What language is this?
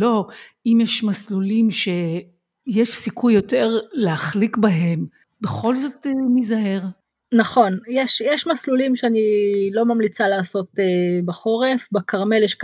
Hebrew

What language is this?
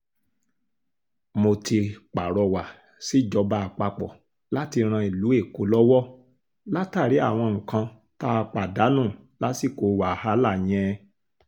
Yoruba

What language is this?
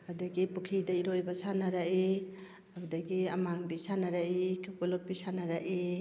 Manipuri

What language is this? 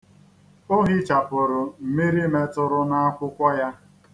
Igbo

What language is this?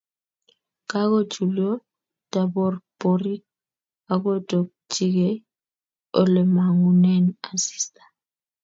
Kalenjin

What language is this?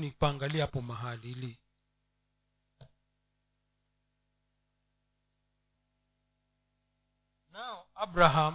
Swahili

